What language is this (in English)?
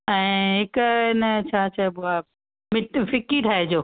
Sindhi